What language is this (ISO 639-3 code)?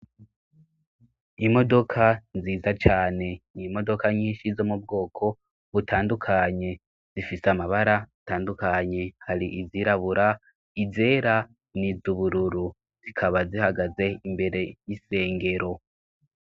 run